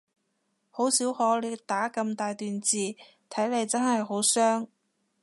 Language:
Cantonese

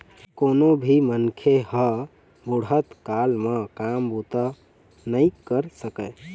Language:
Chhattisgarhi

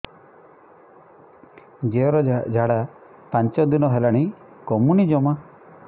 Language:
Odia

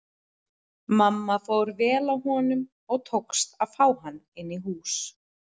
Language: Icelandic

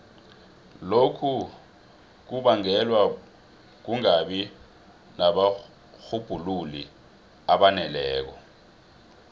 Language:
South Ndebele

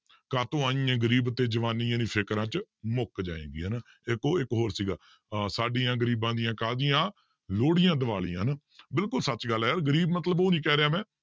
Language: Punjabi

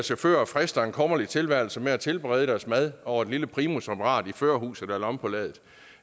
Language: Danish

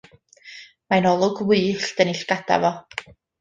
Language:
Welsh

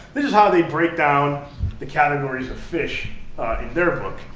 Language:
English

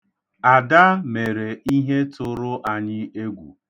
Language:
Igbo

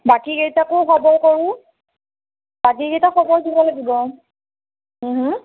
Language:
Assamese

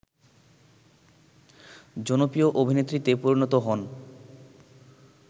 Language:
Bangla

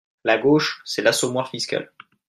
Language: French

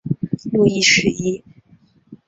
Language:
Chinese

